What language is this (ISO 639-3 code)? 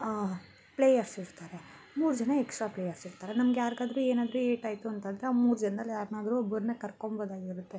kan